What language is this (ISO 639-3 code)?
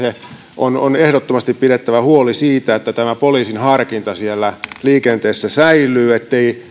fin